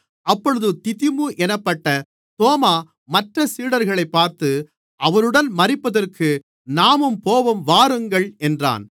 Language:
Tamil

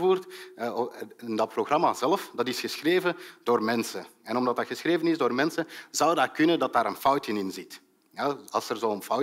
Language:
Dutch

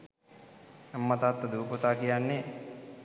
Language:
Sinhala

